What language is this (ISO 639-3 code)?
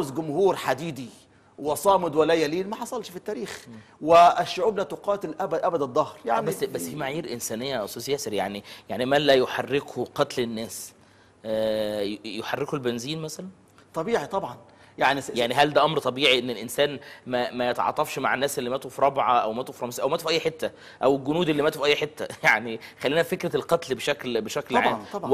ara